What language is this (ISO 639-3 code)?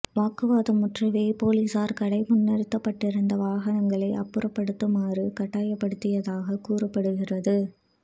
tam